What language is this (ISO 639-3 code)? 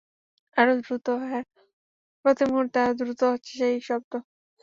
ben